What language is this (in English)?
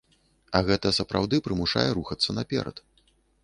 Belarusian